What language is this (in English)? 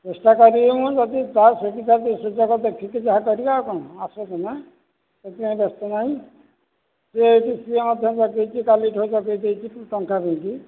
Odia